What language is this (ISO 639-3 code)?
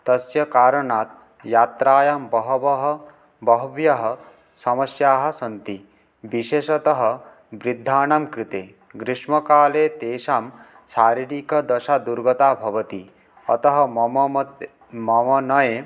san